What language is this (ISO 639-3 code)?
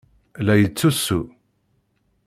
kab